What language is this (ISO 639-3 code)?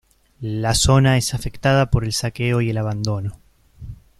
spa